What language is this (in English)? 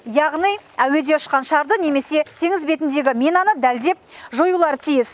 Kazakh